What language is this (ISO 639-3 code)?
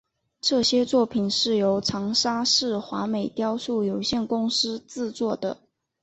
zho